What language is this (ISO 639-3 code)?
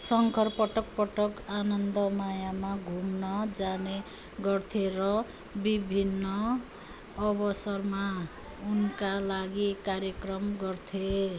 nep